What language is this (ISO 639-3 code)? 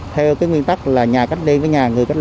vie